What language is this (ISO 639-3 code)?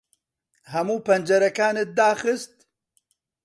ckb